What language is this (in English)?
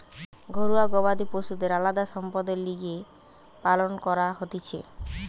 Bangla